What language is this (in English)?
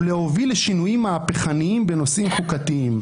Hebrew